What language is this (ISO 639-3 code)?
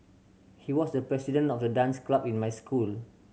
eng